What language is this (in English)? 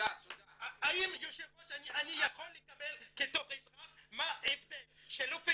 Hebrew